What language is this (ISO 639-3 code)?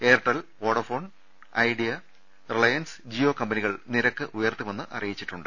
mal